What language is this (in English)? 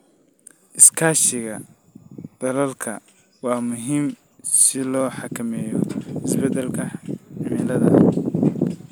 Somali